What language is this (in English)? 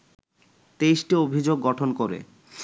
Bangla